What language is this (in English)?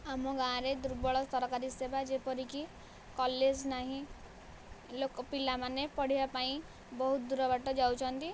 Odia